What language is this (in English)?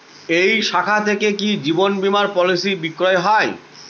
Bangla